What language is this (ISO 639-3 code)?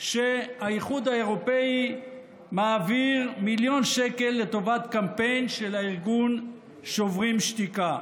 heb